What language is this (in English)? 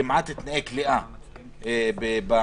Hebrew